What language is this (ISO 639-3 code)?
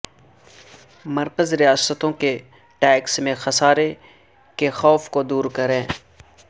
urd